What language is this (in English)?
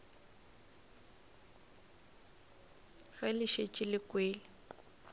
Northern Sotho